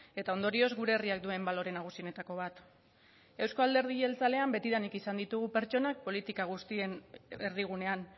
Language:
Basque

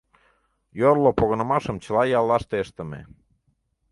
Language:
Mari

